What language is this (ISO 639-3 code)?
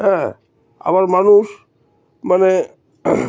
ben